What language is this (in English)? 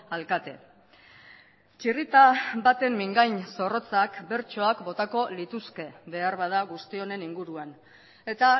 Basque